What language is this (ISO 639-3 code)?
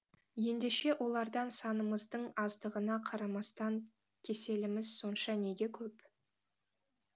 kaz